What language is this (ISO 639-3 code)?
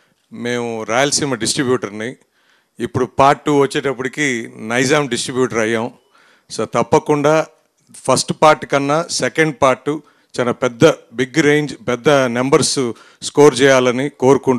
tel